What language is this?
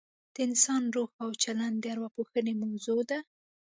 Pashto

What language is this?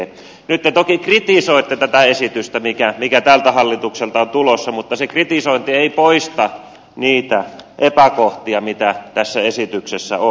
Finnish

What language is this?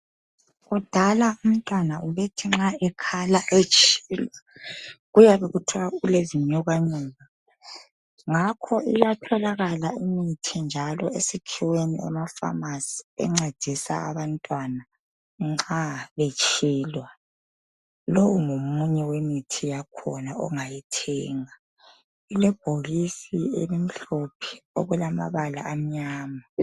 North Ndebele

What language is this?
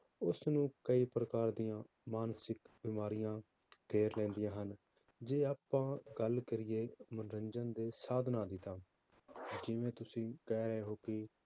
Punjabi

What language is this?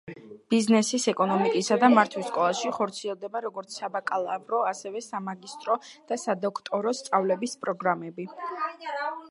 Georgian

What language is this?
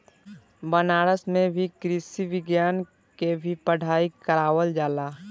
Bhojpuri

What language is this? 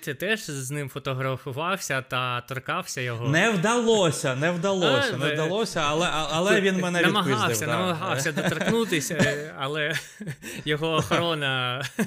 Ukrainian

